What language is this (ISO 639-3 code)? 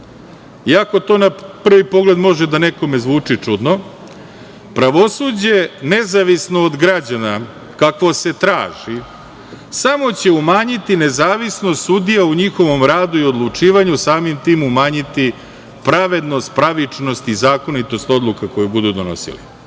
srp